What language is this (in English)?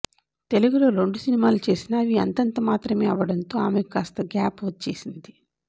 Telugu